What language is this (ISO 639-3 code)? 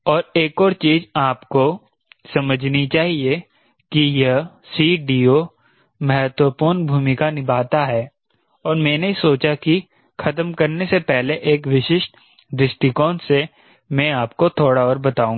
hin